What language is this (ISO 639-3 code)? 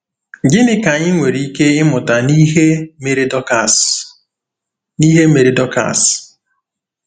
ibo